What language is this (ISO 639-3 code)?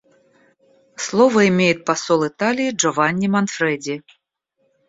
rus